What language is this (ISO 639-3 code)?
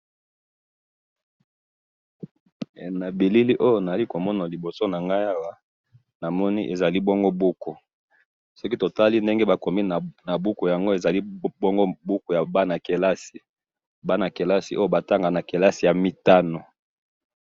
lin